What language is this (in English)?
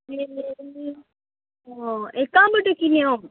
Nepali